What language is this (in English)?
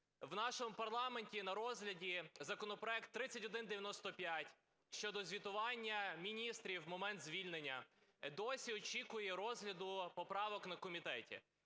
Ukrainian